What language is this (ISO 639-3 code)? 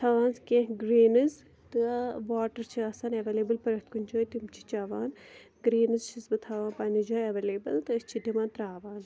kas